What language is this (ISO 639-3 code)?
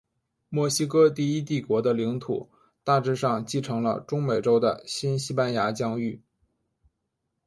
zho